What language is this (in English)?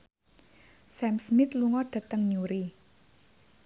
Javanese